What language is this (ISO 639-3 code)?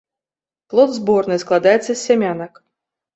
bel